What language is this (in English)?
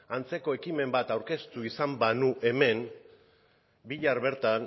Basque